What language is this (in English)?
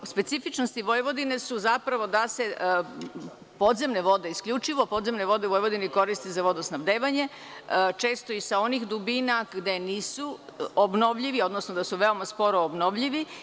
Serbian